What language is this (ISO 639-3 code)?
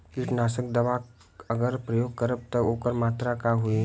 bho